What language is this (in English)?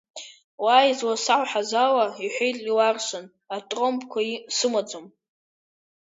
Abkhazian